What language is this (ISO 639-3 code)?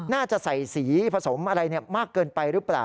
tha